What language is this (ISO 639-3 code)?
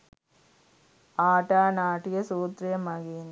sin